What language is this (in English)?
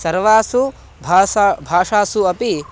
Sanskrit